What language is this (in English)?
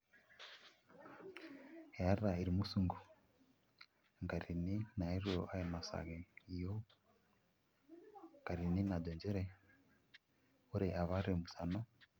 Masai